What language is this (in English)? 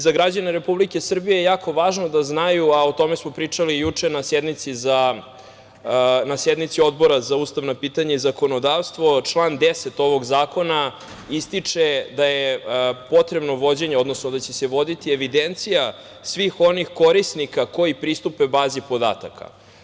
Serbian